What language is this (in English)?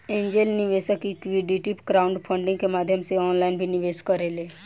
Bhojpuri